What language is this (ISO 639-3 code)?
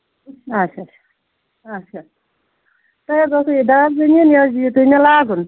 kas